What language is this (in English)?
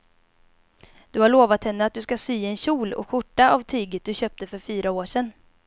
Swedish